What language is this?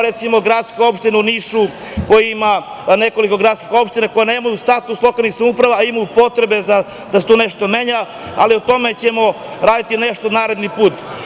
Serbian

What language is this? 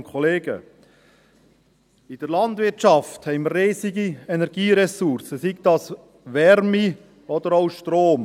Swiss German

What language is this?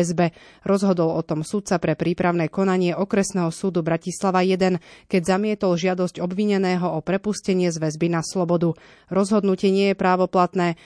Slovak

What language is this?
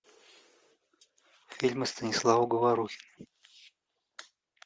Russian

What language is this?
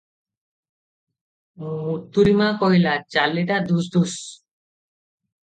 Odia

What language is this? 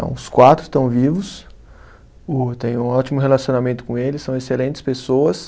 Portuguese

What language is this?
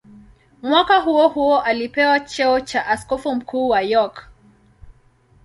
Swahili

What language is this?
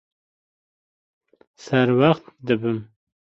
Kurdish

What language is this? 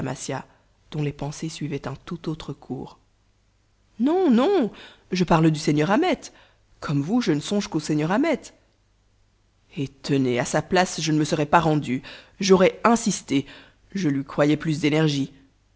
French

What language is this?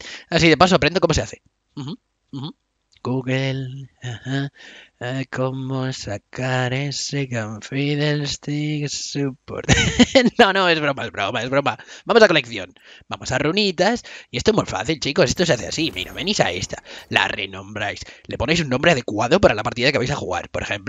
Spanish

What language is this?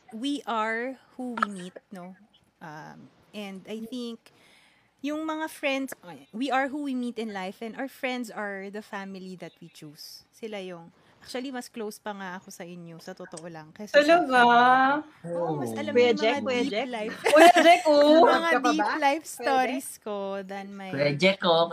Filipino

